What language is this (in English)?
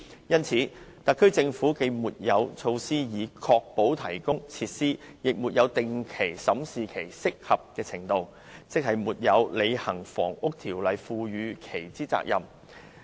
Cantonese